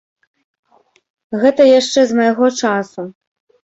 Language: Belarusian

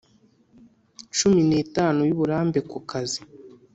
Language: Kinyarwanda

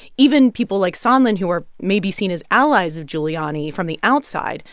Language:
English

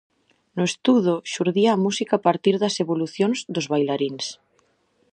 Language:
Galician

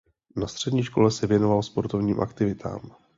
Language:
Czech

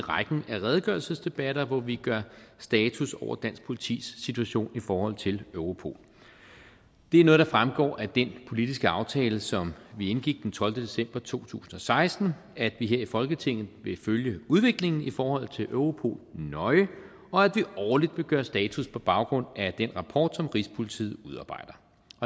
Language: Danish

